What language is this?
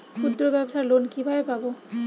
Bangla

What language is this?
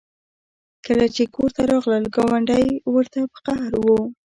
Pashto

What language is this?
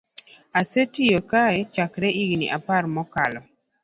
Luo (Kenya and Tanzania)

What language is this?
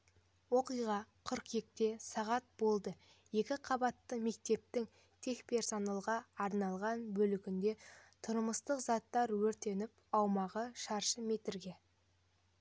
Kazakh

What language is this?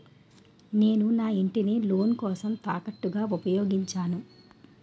Telugu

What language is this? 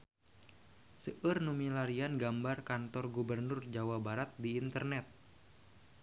Sundanese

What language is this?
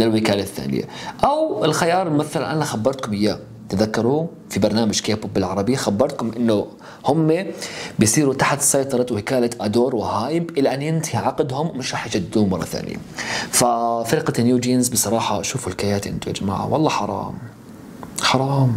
Arabic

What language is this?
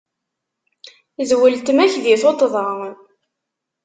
Kabyle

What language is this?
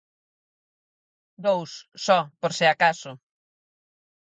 Galician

